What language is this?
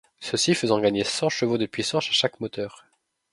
French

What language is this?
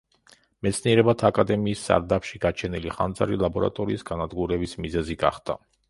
Georgian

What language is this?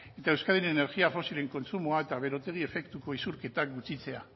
Basque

